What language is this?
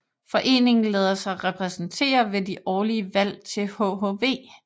Danish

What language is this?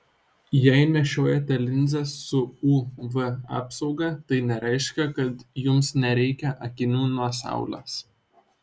Lithuanian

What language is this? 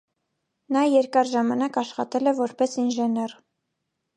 Armenian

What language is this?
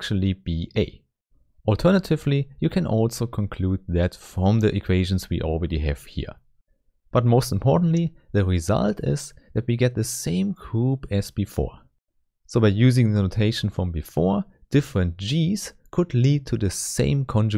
English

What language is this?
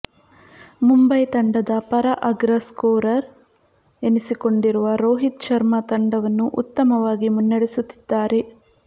Kannada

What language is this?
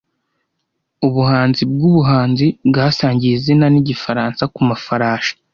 Kinyarwanda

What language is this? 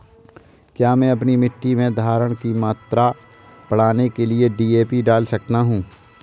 Hindi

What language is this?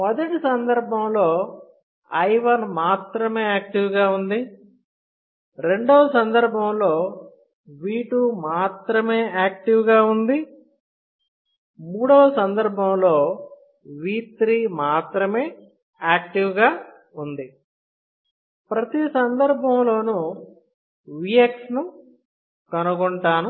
Telugu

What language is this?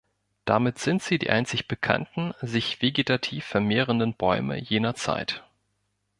German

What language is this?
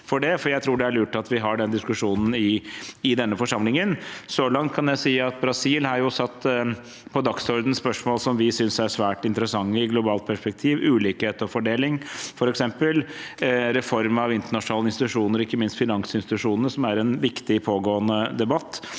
Norwegian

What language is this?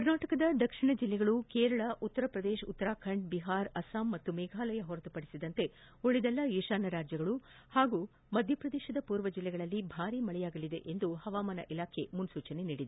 Kannada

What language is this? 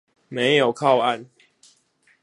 Chinese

